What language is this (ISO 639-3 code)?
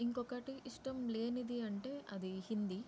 tel